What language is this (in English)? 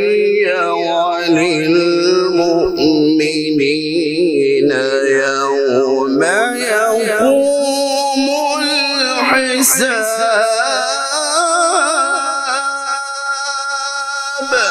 Arabic